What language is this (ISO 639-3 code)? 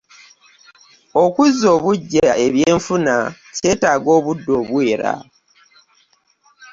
lug